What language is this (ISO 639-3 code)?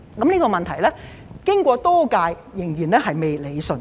yue